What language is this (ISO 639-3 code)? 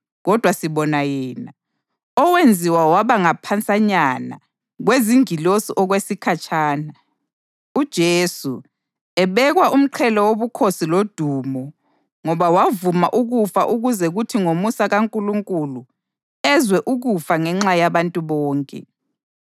nde